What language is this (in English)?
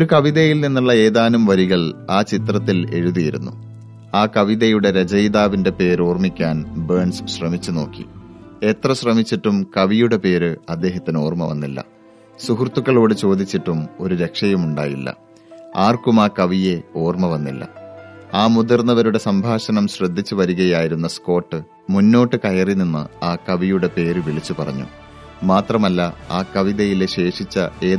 Malayalam